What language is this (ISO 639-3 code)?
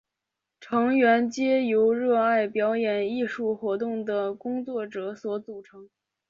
zho